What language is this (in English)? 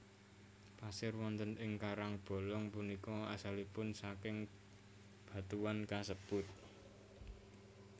Javanese